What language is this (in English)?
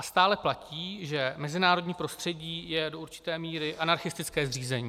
Czech